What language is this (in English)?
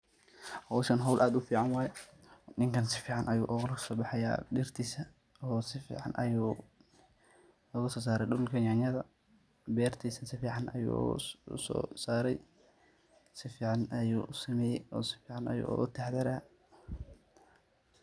Somali